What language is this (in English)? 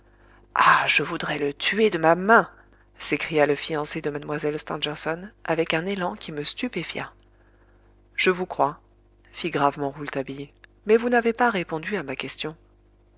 French